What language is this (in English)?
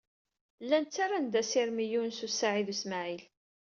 Kabyle